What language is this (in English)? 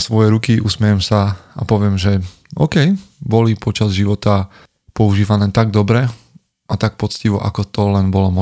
Slovak